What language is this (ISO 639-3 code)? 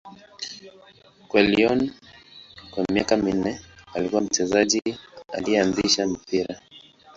swa